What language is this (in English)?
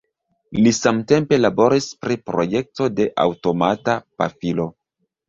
Esperanto